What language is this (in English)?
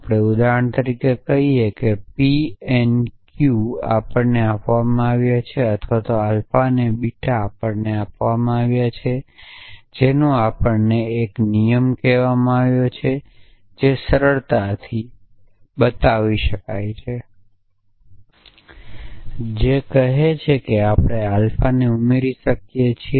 Gujarati